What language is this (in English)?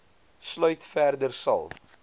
Afrikaans